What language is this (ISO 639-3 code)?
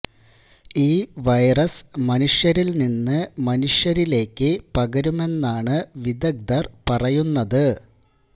mal